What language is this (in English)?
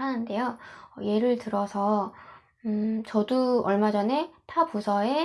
Korean